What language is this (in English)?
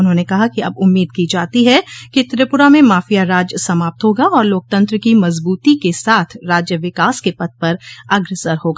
Hindi